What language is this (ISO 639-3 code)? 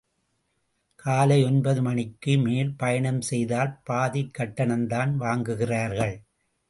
tam